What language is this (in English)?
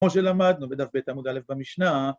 Hebrew